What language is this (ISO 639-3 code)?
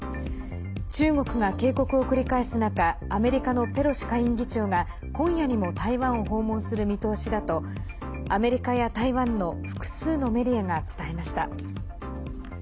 jpn